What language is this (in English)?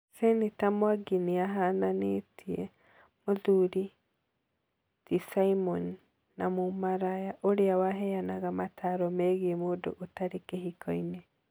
Kikuyu